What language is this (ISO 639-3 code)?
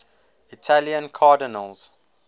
eng